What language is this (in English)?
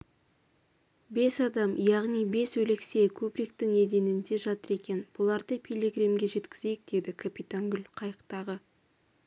Kazakh